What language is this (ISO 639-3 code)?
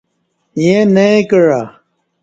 bsh